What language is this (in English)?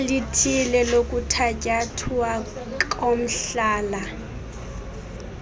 Xhosa